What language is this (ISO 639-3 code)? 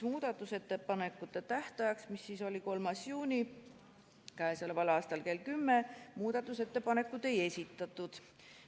est